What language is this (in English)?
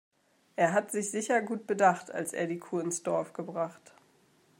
German